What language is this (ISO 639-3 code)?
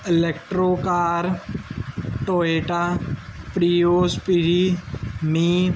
pan